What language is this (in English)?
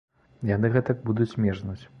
Belarusian